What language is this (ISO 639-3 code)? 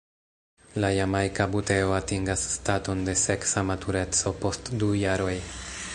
epo